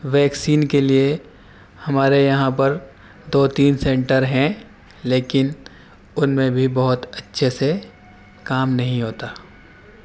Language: Urdu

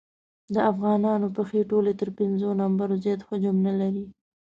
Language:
Pashto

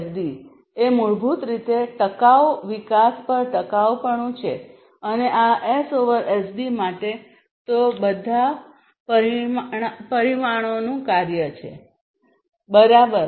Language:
Gujarati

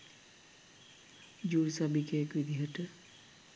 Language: Sinhala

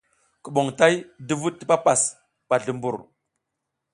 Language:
South Giziga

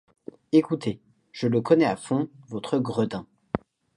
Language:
French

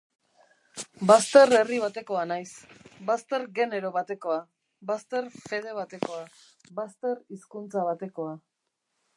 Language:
Basque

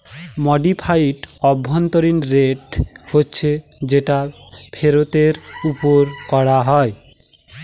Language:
Bangla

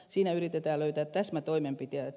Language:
Finnish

